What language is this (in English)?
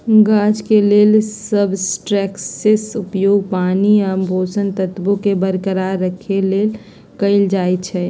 Magahi